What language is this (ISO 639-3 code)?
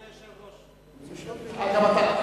heb